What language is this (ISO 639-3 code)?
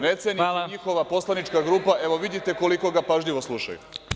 srp